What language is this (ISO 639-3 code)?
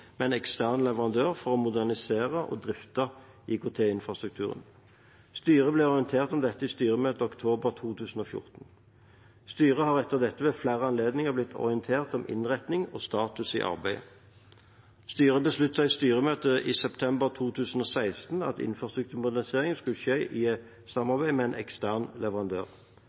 nob